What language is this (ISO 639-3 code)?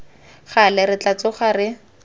tsn